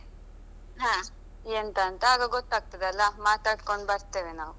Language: Kannada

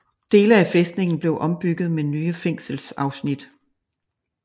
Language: Danish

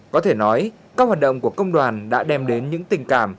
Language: Vietnamese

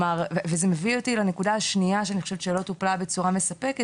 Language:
Hebrew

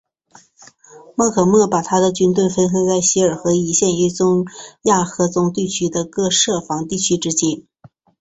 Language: Chinese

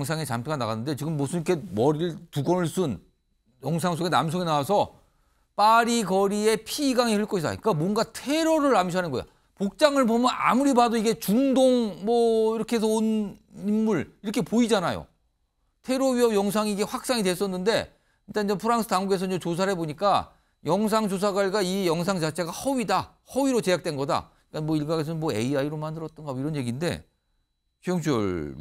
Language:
Korean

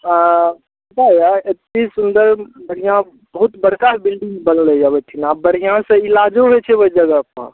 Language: Maithili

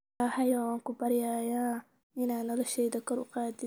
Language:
Somali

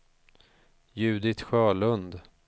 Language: Swedish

